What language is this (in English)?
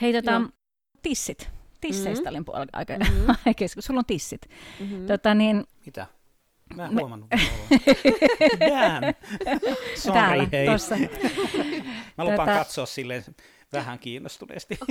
Finnish